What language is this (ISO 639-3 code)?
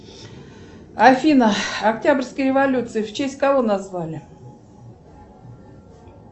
rus